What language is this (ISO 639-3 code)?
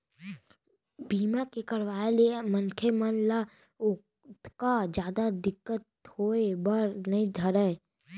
hne